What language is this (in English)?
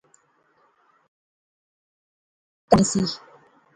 Pahari-Potwari